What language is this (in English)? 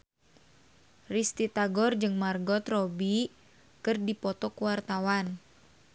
Sundanese